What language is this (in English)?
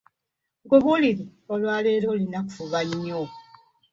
Ganda